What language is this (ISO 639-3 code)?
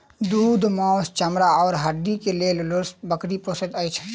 mai